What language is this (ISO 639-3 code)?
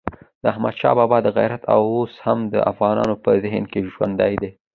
pus